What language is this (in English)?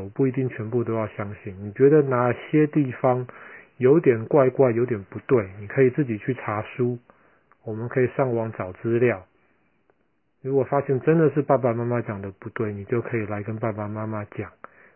Chinese